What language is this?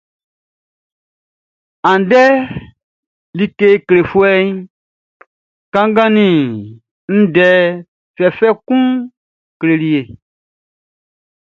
Baoulé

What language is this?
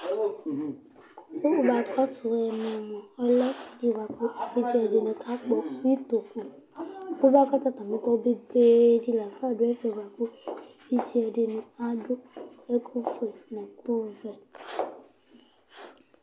Ikposo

